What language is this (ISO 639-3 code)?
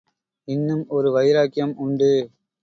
tam